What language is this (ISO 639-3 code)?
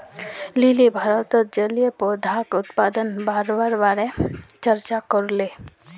mag